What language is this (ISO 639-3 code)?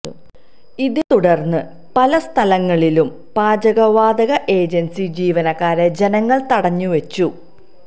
mal